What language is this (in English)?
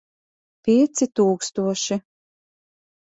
Latvian